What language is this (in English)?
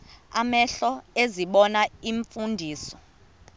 Xhosa